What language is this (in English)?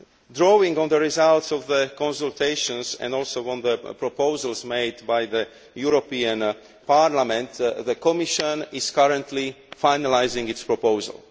English